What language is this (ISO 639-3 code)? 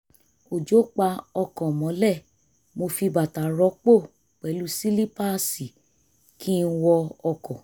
yor